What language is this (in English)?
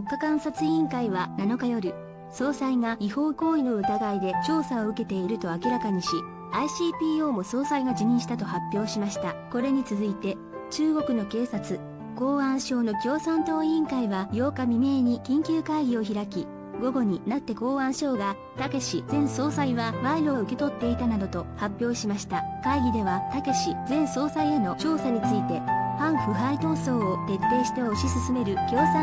Japanese